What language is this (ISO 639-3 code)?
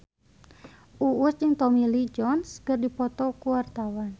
sun